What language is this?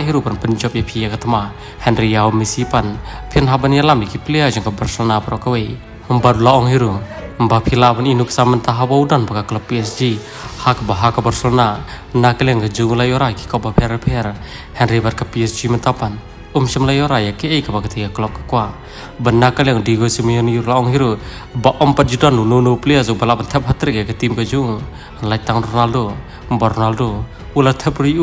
Indonesian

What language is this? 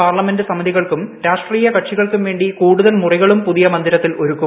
Malayalam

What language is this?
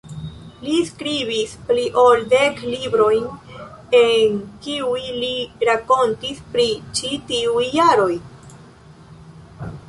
Esperanto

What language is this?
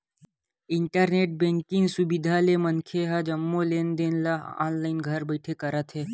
Chhattisgarhi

